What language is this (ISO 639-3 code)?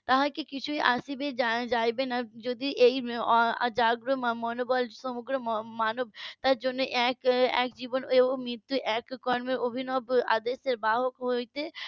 ben